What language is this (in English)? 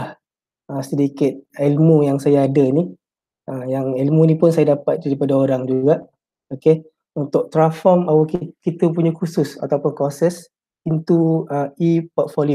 Malay